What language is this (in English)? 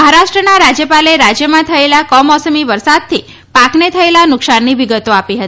Gujarati